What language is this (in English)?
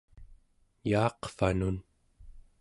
Central Yupik